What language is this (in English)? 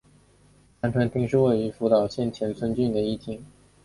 Chinese